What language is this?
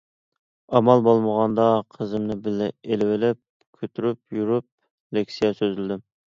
Uyghur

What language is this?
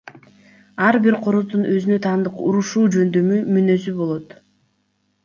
Kyrgyz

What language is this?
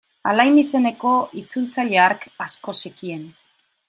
Basque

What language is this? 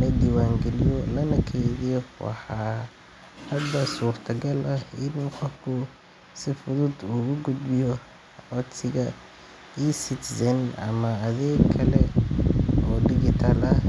Somali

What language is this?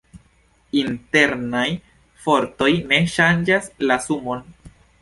Esperanto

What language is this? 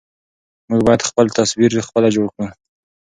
Pashto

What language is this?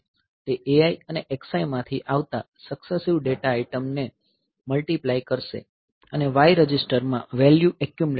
Gujarati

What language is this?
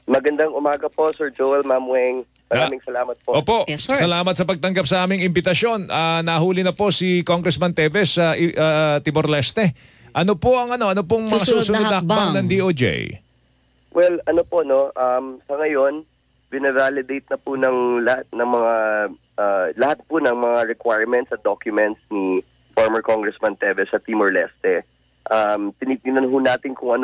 Filipino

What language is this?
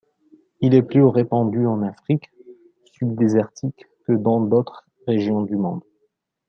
French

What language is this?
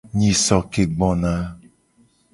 Gen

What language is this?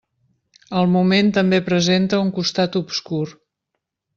Catalan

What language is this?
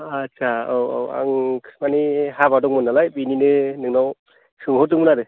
Bodo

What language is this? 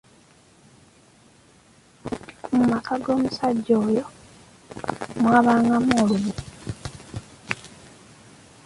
Ganda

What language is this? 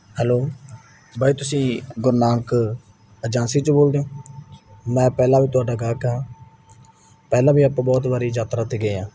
Punjabi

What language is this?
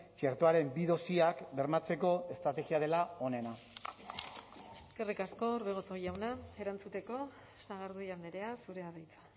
Basque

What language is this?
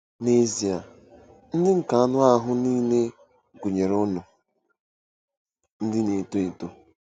Igbo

